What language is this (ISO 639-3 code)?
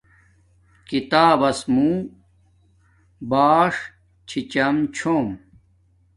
dmk